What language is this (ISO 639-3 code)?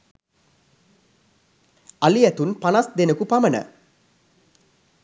sin